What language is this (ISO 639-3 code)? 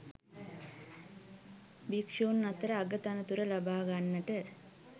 sin